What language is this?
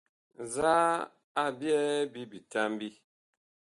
Bakoko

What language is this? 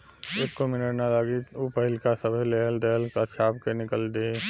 Bhojpuri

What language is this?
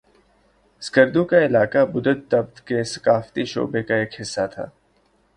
Urdu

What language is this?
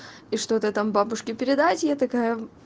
Russian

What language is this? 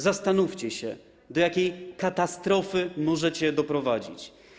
Polish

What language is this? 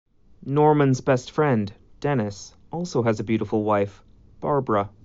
English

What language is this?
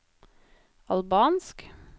Norwegian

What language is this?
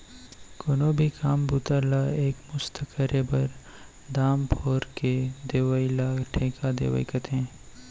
Chhattisgarhi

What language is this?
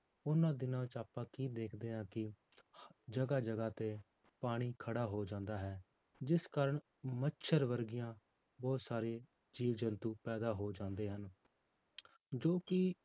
Punjabi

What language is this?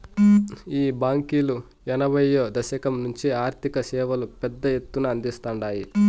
Telugu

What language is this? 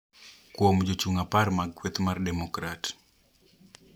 Luo (Kenya and Tanzania)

